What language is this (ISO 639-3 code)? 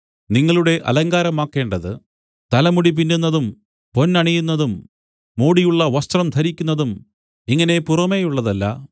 mal